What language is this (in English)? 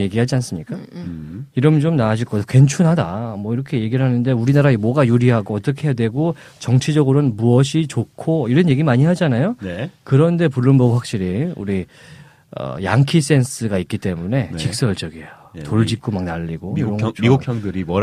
Korean